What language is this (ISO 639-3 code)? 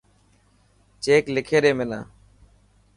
mki